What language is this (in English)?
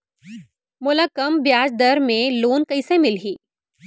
Chhattisgarhi